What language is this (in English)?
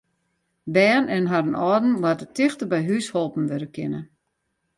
Western Frisian